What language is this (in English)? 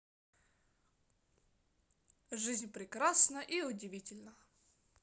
Russian